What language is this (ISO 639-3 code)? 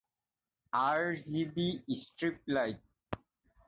asm